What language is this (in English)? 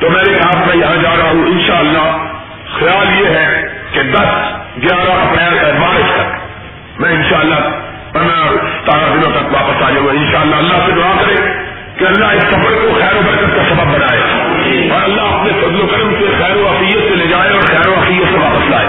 Urdu